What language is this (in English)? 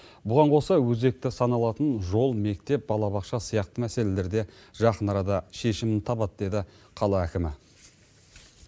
Kazakh